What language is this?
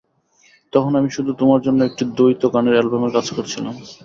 Bangla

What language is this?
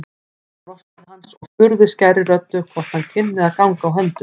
Icelandic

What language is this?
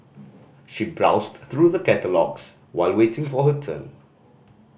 English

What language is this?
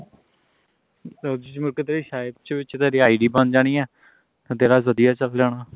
Punjabi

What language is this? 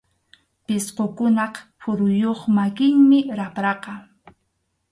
Arequipa-La Unión Quechua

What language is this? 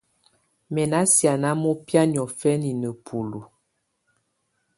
Tunen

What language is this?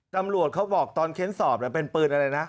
Thai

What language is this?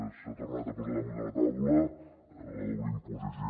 Catalan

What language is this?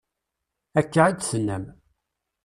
Kabyle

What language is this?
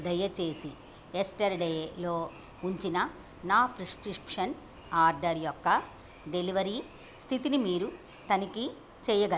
Telugu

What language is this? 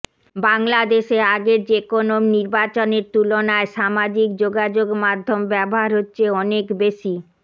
Bangla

